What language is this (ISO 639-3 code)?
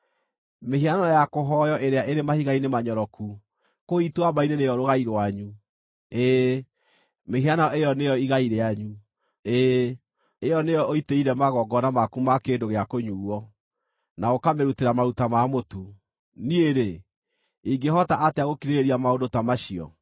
kik